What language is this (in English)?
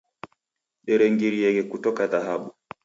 Taita